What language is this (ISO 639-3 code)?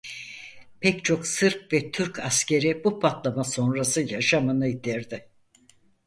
tur